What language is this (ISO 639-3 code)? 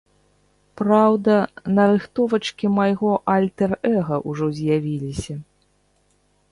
bel